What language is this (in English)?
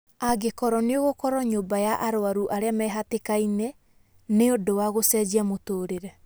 Kikuyu